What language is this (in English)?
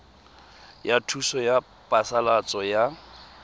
Tswana